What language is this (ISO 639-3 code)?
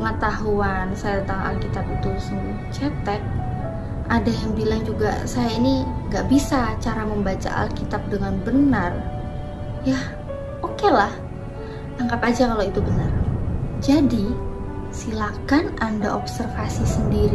ind